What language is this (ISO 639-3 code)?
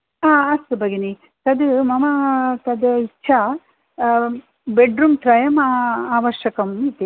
san